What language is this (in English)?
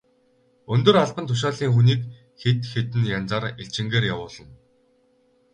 Mongolian